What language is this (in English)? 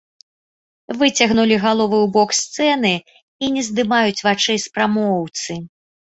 Belarusian